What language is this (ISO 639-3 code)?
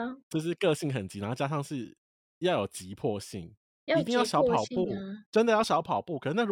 zho